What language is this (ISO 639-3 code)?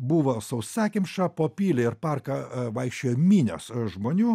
lit